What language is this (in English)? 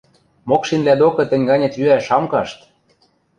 Western Mari